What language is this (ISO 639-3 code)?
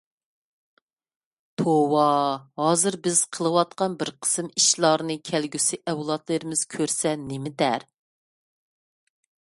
uig